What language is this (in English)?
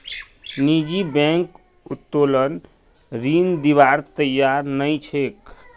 Magahi